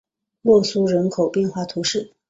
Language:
Chinese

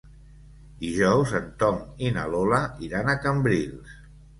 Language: Catalan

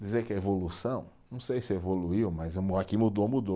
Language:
Portuguese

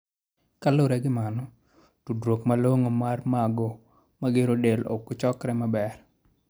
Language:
Luo (Kenya and Tanzania)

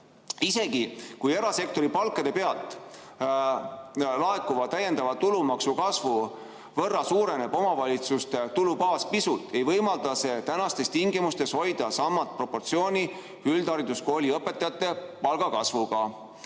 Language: Estonian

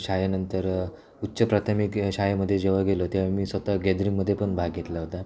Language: Marathi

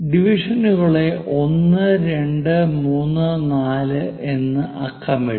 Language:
Malayalam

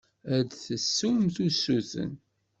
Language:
Kabyle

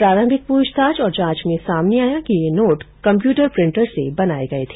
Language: Hindi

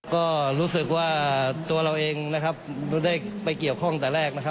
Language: Thai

